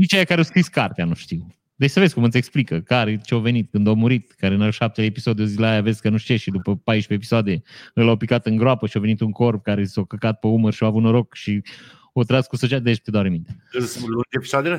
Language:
Romanian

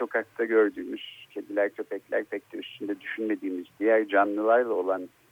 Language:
Turkish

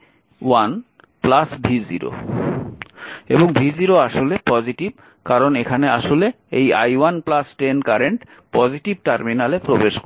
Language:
Bangla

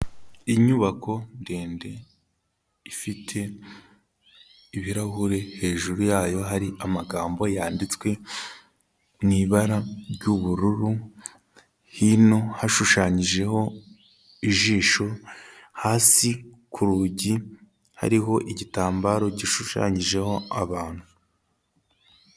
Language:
Kinyarwanda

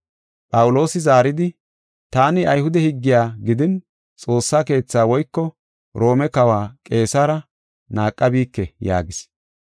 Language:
Gofa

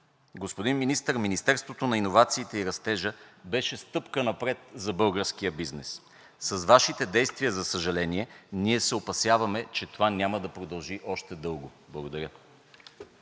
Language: Bulgarian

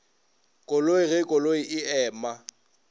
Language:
Northern Sotho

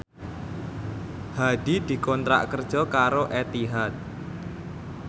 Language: Javanese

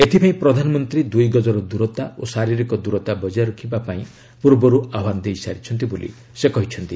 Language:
Odia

